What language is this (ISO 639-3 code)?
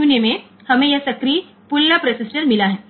guj